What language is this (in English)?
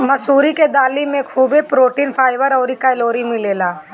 Bhojpuri